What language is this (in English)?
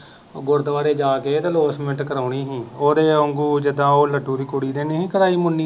Punjabi